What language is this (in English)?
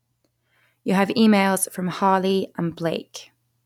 English